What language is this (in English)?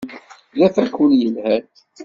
Kabyle